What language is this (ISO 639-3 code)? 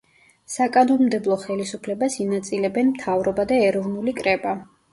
kat